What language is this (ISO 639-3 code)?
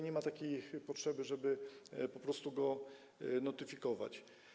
pol